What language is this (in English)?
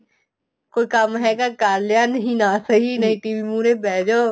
Punjabi